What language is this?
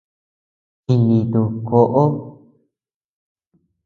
Tepeuxila Cuicatec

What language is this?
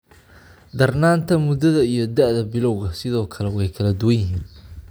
Somali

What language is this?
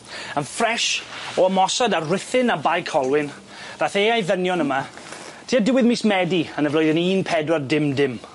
Welsh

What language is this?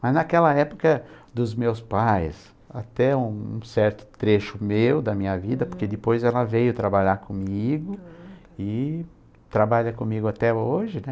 Portuguese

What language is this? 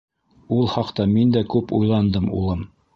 Bashkir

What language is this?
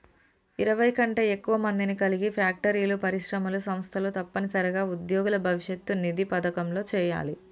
Telugu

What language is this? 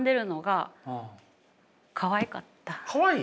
Japanese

